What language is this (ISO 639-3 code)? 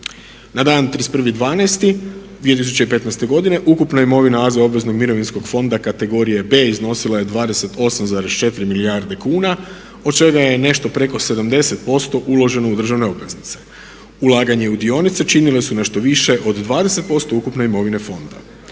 hrv